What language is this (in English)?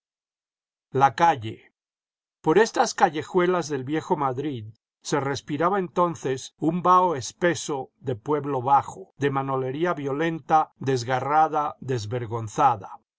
Spanish